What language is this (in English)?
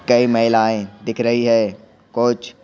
Hindi